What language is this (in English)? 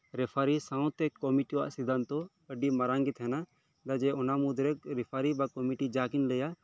Santali